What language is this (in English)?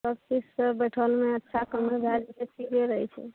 Maithili